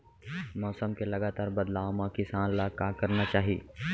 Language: Chhattisgarhi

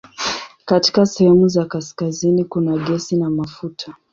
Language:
Swahili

